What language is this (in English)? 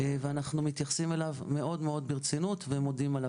Hebrew